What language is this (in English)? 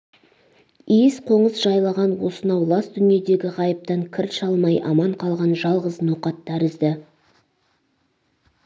Kazakh